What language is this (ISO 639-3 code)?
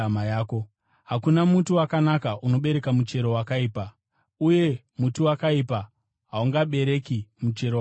sna